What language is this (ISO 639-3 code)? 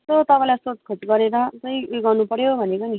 nep